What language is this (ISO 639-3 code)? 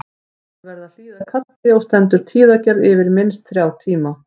isl